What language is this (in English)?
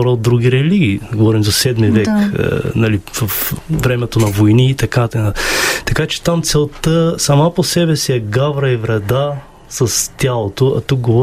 Bulgarian